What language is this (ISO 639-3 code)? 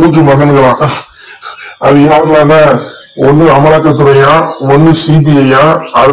tur